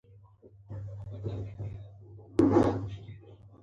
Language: Pashto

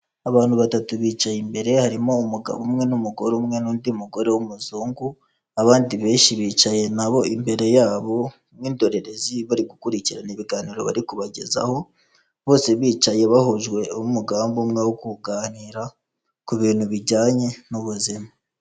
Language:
Kinyarwanda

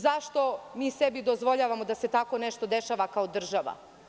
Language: Serbian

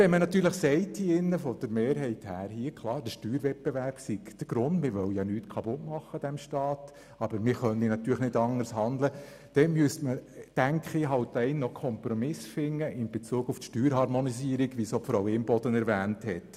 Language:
Swiss German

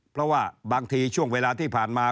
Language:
Thai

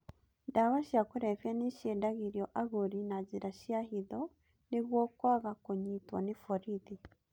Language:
Kikuyu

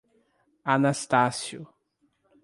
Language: Portuguese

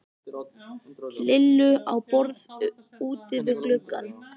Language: Icelandic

